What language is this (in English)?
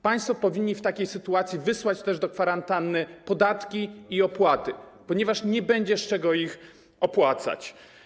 Polish